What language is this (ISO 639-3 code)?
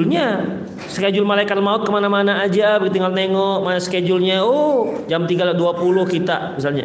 ind